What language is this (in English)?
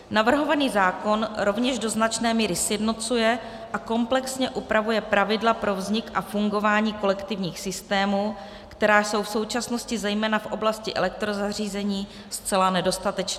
Czech